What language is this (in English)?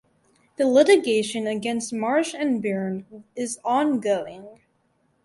English